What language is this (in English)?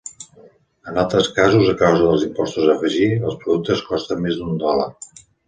Catalan